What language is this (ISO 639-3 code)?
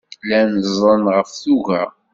kab